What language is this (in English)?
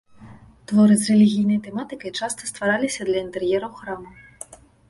Belarusian